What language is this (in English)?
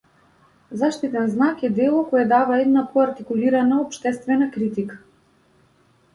Macedonian